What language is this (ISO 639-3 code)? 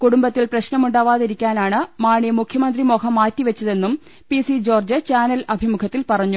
mal